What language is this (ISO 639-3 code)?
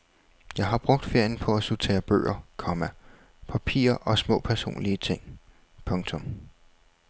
dan